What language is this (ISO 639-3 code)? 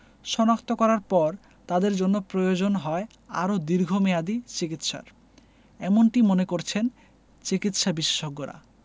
ben